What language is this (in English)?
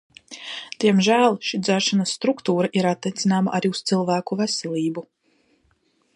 Latvian